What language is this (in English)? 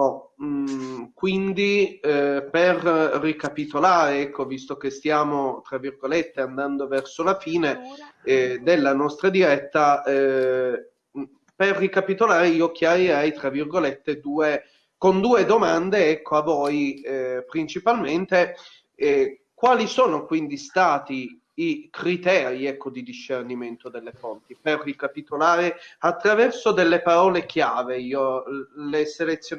Italian